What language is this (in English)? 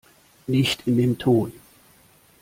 German